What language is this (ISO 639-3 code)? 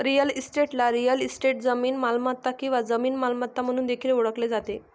mar